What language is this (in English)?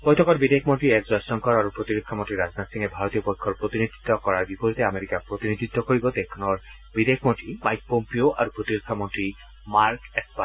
Assamese